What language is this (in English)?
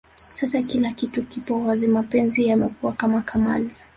Swahili